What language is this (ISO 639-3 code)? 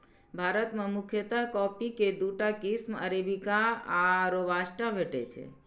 mai